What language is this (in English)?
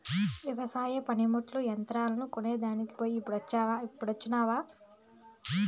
Telugu